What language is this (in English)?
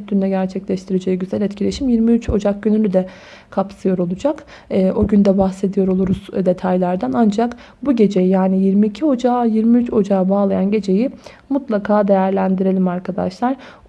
Turkish